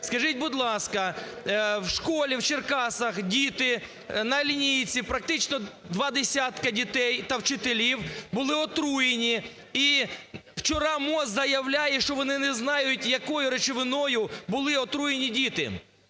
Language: Ukrainian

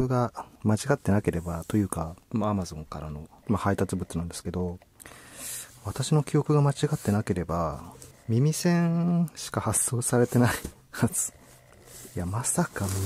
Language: Japanese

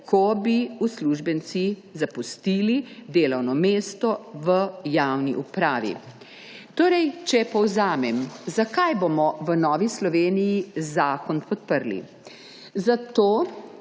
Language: Slovenian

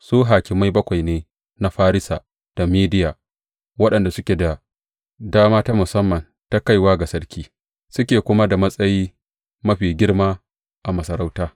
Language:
Hausa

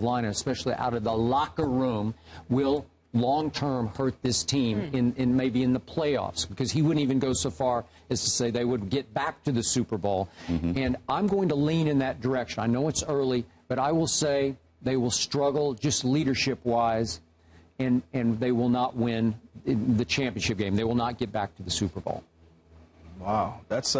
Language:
English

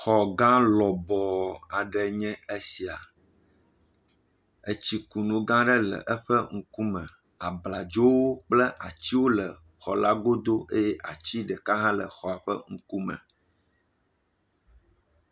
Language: Ewe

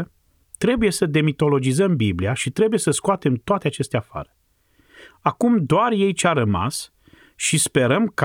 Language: Romanian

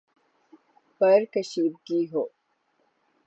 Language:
Urdu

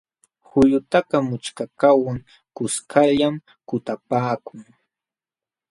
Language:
Jauja Wanca Quechua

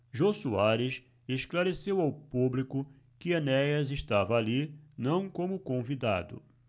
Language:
Portuguese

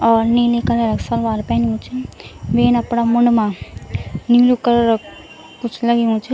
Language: Garhwali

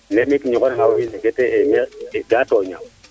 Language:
Serer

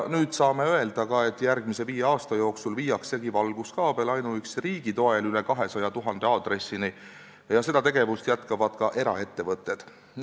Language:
Estonian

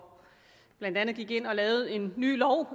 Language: Danish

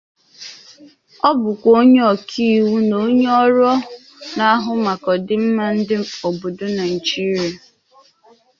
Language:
Igbo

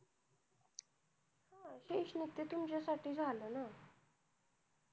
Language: Marathi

